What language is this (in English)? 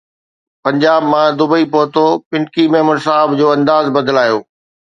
Sindhi